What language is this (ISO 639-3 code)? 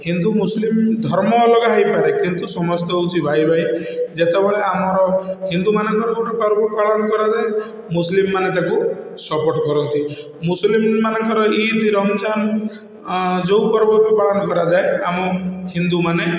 ori